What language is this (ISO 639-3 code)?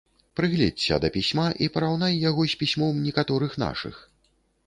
bel